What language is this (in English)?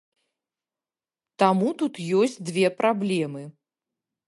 Belarusian